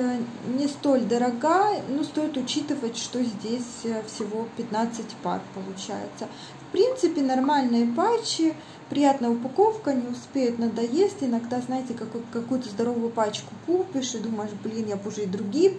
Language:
Russian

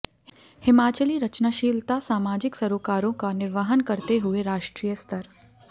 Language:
Hindi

